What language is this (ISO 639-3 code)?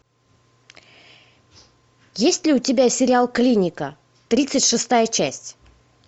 rus